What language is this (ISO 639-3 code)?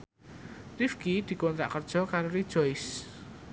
jav